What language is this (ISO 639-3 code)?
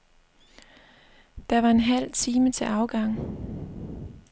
dan